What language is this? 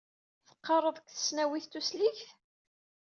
Kabyle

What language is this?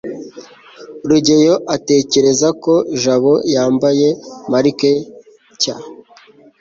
Kinyarwanda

